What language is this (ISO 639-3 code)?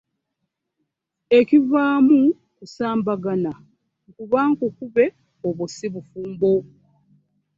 lug